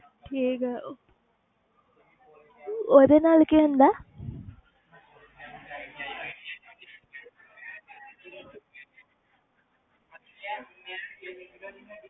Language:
Punjabi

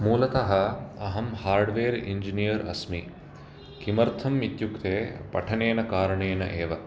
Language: Sanskrit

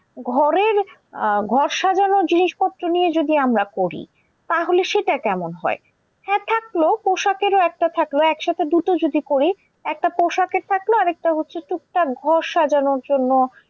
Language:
Bangla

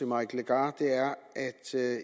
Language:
Danish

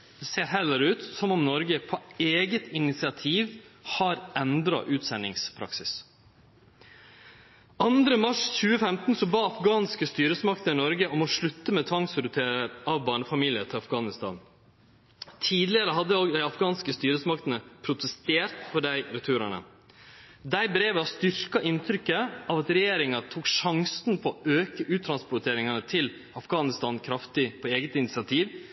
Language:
Norwegian Nynorsk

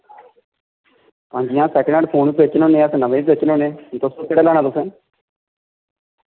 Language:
Dogri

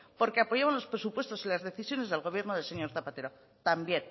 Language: Spanish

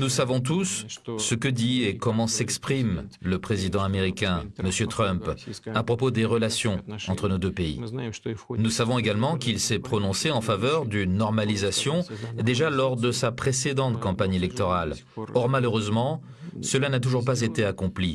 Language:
French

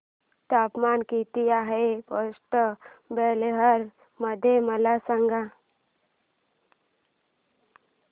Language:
Marathi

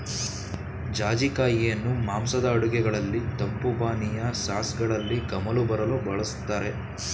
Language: Kannada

